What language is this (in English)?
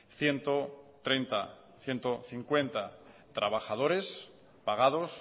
Spanish